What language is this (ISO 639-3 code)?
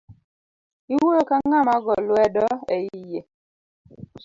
luo